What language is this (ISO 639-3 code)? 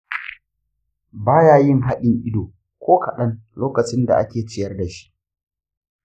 hau